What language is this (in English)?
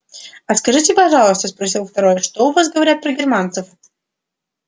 Russian